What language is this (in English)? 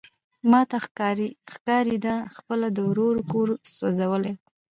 Pashto